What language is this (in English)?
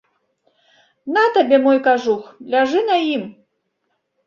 Belarusian